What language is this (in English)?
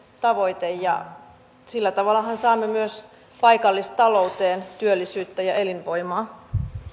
Finnish